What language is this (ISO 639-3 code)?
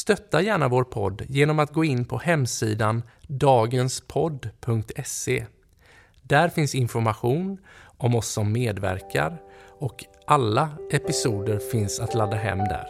swe